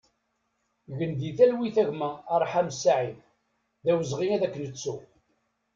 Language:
Kabyle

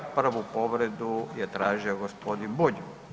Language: Croatian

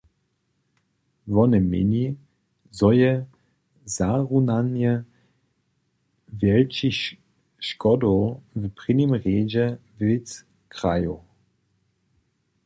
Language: Upper Sorbian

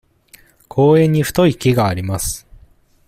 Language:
Japanese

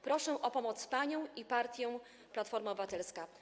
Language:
Polish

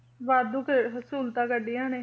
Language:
Punjabi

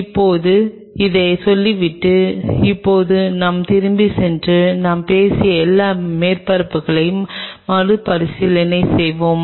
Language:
Tamil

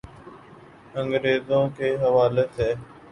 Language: Urdu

